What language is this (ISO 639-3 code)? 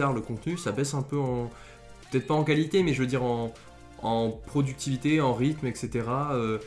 fra